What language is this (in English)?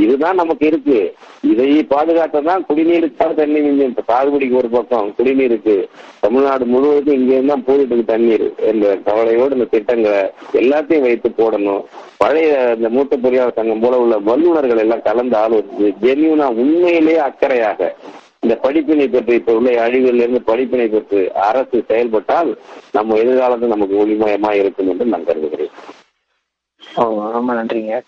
Tamil